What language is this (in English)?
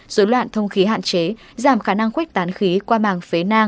Vietnamese